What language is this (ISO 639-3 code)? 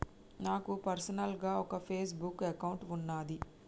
tel